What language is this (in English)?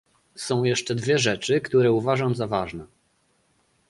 Polish